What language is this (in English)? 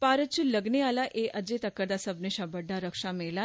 Dogri